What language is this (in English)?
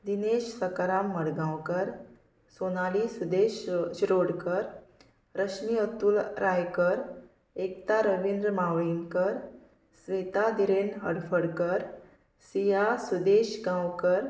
Konkani